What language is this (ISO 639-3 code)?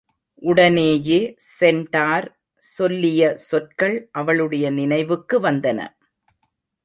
tam